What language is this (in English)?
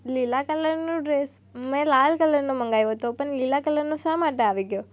Gujarati